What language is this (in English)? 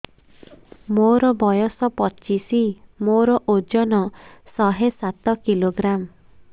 Odia